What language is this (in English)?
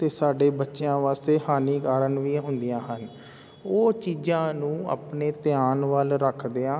Punjabi